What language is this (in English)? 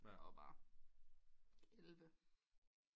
Danish